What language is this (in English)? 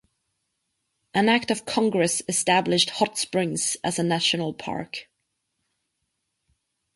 English